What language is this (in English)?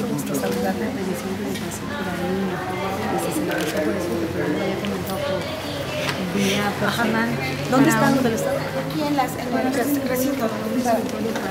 Spanish